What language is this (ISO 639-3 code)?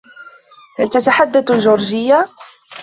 ara